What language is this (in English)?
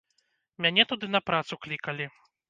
Belarusian